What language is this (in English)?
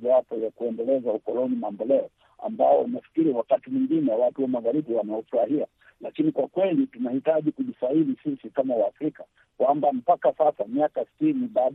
Swahili